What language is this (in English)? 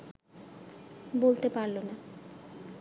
Bangla